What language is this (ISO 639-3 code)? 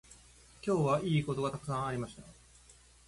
jpn